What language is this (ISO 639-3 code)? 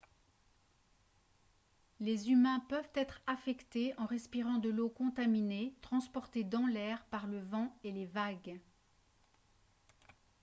fra